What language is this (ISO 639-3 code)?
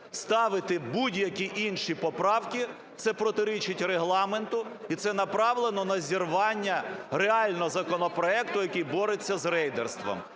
ukr